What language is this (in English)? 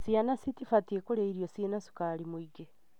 Kikuyu